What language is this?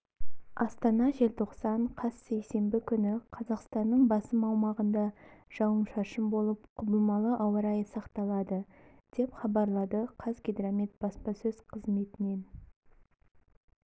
Kazakh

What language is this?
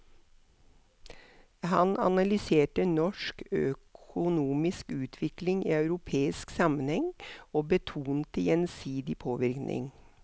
Norwegian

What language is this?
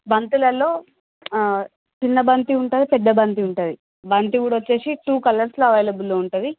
Telugu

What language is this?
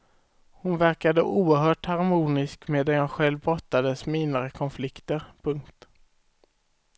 Swedish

